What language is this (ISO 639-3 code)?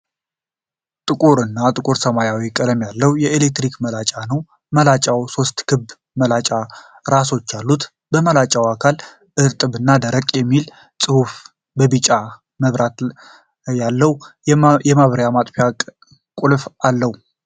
amh